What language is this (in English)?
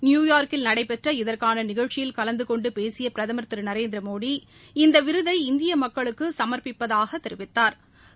Tamil